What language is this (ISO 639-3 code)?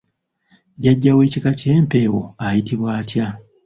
lug